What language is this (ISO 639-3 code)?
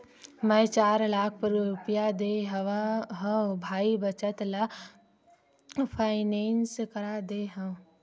hne